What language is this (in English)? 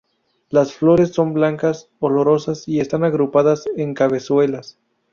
Spanish